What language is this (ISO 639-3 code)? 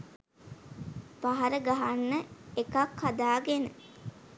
sin